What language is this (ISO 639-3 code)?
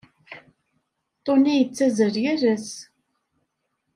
kab